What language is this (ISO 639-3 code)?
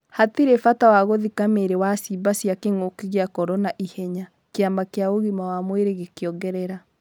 kik